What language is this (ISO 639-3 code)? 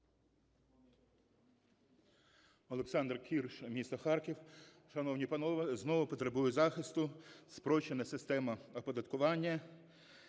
ukr